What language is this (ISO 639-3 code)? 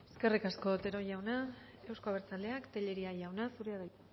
eus